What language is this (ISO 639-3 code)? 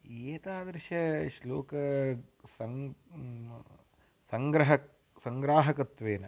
san